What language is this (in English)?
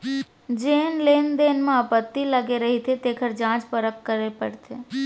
Chhattisgarhi